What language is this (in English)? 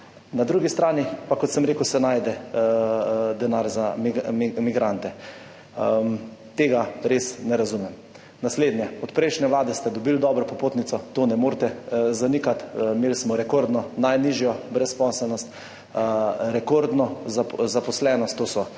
Slovenian